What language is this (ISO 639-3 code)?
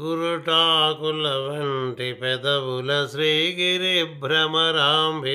tel